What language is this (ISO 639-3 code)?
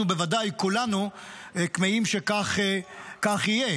heb